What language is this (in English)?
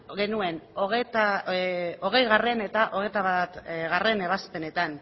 Basque